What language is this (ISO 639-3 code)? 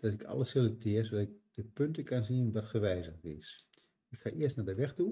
nld